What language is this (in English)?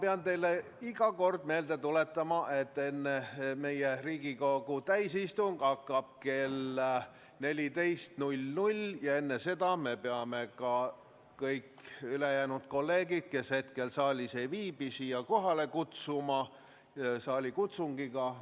Estonian